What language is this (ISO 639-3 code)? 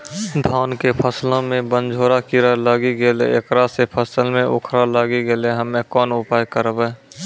mai